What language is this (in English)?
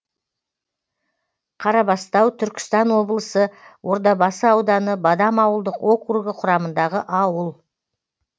Kazakh